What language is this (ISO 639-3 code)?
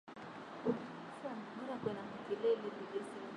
swa